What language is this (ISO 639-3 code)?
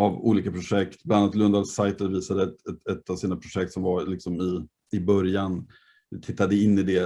swe